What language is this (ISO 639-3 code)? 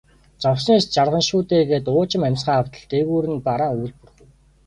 mon